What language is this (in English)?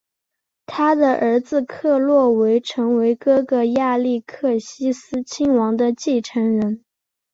Chinese